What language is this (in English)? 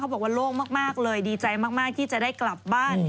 Thai